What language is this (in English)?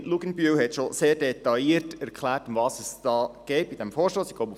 Swiss German